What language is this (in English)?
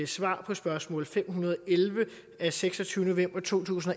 Danish